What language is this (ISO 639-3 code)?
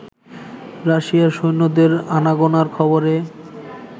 ben